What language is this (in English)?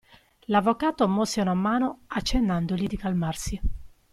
Italian